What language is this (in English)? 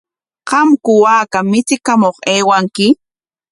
Corongo Ancash Quechua